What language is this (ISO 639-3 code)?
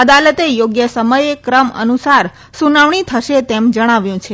guj